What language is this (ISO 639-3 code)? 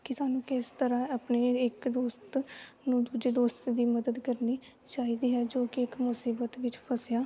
pan